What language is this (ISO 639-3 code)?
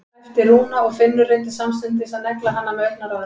isl